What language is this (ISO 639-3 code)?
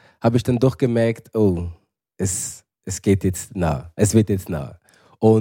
deu